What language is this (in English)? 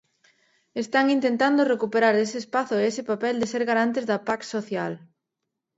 Galician